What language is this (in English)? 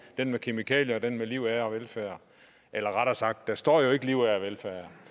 Danish